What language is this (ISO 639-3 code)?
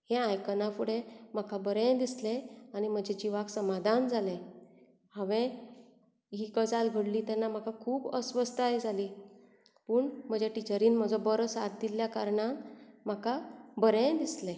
kok